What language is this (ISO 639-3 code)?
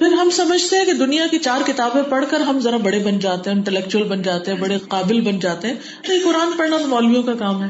urd